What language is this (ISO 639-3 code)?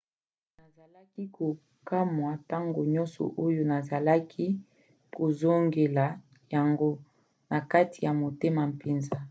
lin